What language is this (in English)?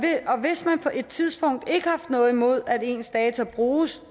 Danish